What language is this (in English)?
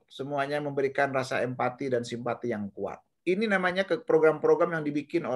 Indonesian